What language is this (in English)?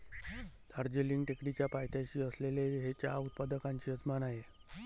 Marathi